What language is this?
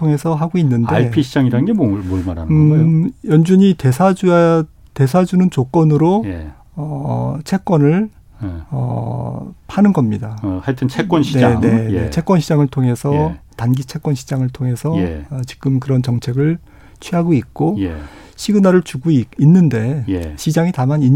Korean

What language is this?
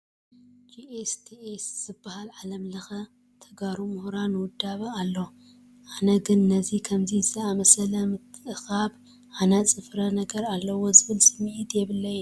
Tigrinya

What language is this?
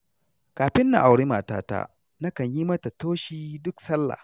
Hausa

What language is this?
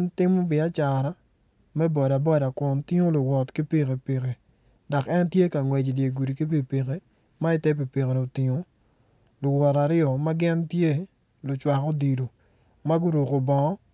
Acoli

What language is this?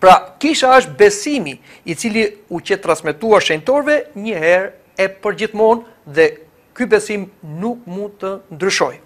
Romanian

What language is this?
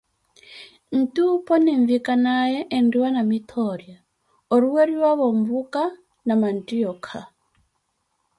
Koti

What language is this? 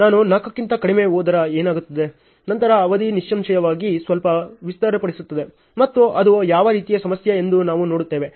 Kannada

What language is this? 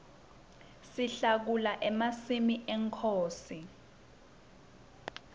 Swati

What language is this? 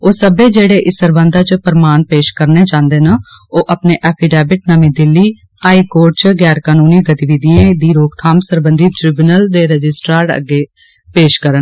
Dogri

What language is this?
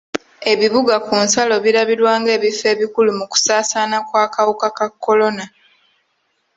Ganda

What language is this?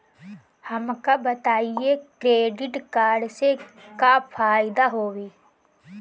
Bhojpuri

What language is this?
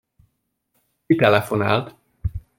Hungarian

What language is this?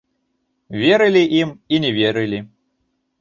Belarusian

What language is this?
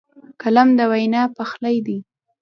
Pashto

